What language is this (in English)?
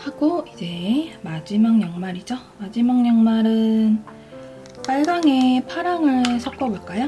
Korean